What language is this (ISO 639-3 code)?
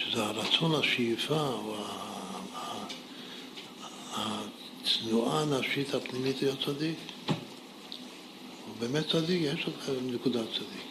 heb